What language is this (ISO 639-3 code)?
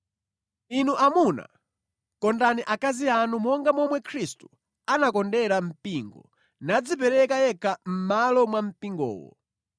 nya